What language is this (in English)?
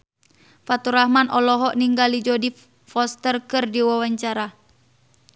Sundanese